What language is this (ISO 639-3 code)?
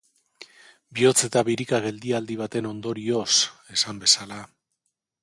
eus